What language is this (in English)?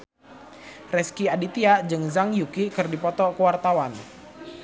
Sundanese